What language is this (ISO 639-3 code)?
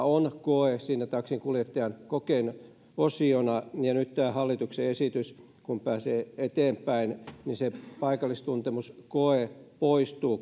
fin